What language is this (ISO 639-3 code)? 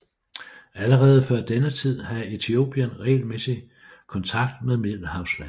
dan